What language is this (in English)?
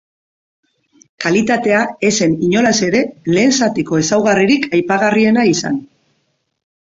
Basque